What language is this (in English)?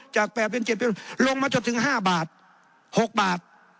Thai